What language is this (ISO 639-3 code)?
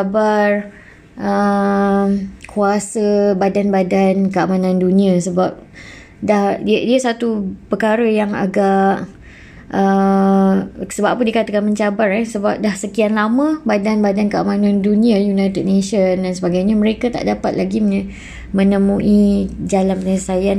msa